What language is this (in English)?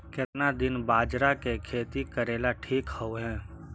Magahi